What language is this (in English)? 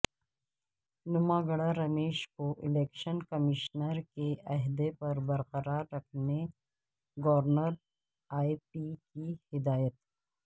Urdu